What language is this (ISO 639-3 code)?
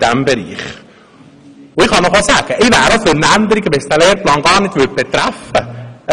gsw